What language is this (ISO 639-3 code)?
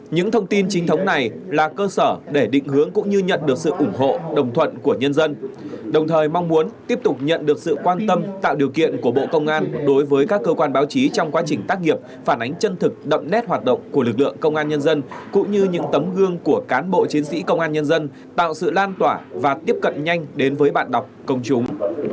vie